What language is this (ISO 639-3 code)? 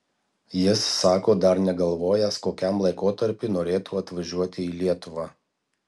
lit